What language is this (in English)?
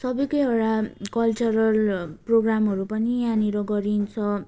Nepali